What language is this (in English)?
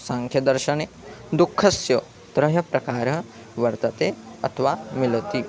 Sanskrit